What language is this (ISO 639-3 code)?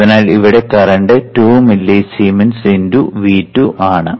mal